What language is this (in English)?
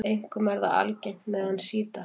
Icelandic